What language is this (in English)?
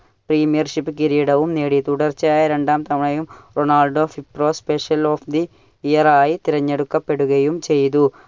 Malayalam